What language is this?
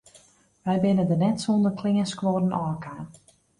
Western Frisian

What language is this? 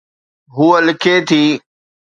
Sindhi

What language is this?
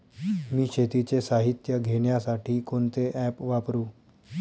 Marathi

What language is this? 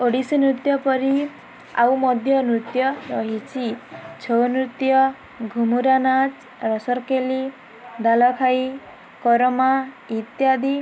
Odia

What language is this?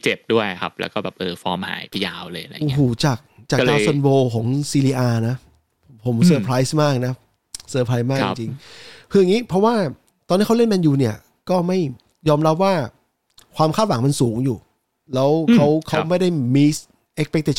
Thai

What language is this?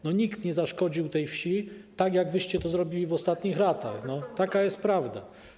Polish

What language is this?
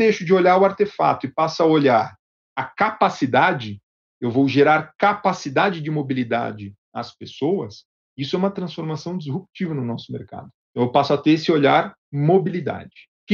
Portuguese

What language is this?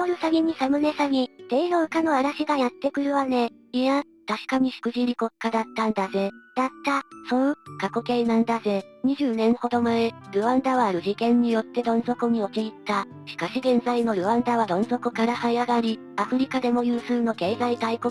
Japanese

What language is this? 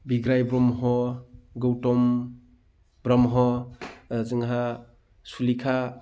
Bodo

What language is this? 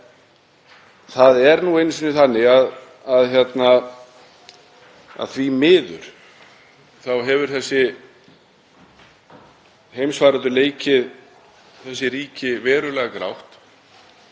Icelandic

